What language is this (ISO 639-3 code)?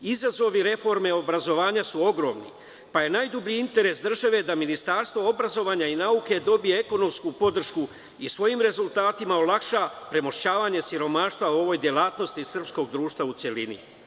srp